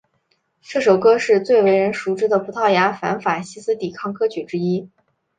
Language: Chinese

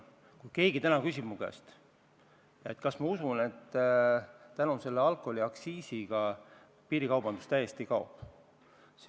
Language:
Estonian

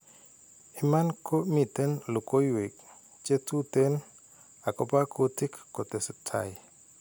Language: Kalenjin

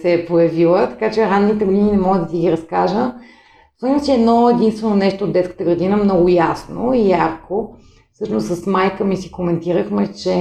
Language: Bulgarian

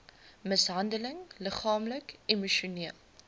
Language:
Afrikaans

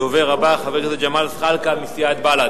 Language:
Hebrew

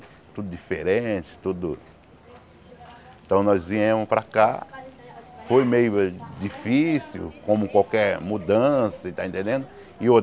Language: Portuguese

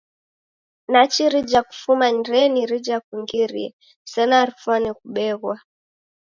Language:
Taita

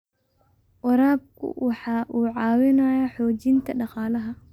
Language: Somali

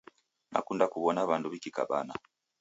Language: Taita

